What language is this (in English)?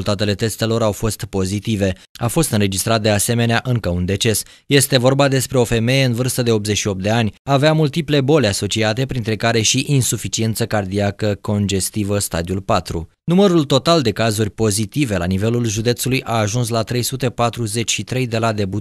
Romanian